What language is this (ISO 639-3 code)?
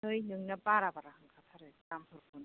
brx